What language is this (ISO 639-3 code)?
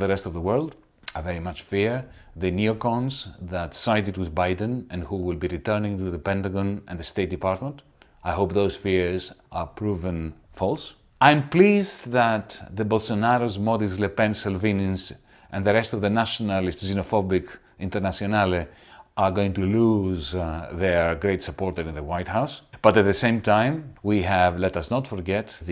eng